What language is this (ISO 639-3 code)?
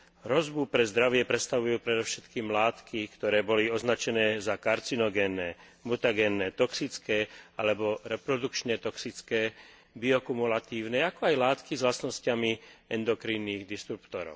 slk